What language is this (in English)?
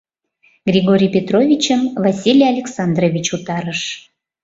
Mari